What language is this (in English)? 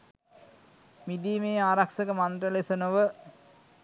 Sinhala